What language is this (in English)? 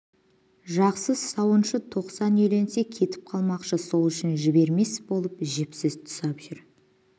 Kazakh